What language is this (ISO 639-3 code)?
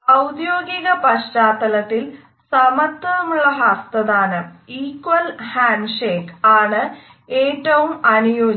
mal